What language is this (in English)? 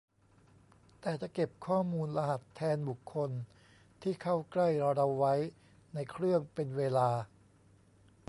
Thai